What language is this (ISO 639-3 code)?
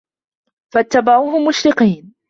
ara